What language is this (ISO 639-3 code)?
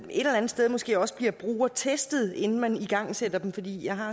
dan